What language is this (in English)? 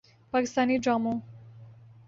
Urdu